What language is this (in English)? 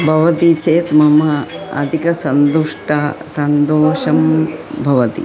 Sanskrit